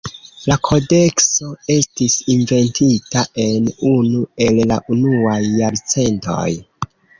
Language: Esperanto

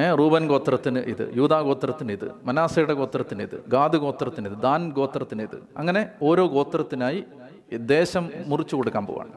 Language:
Malayalam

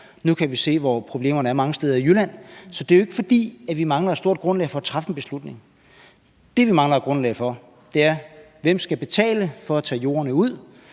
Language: Danish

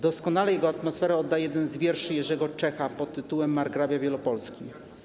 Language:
Polish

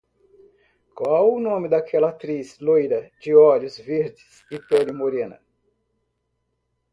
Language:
Portuguese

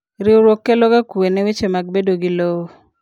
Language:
Luo (Kenya and Tanzania)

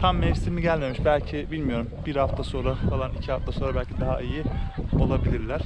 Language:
Turkish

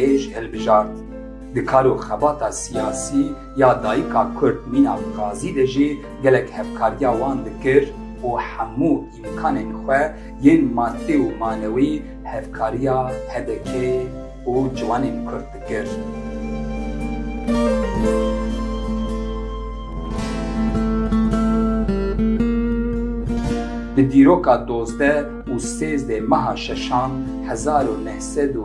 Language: Turkish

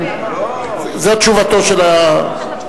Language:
Hebrew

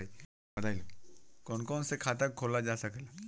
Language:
Bhojpuri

